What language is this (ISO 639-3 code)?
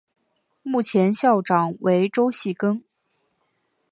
zho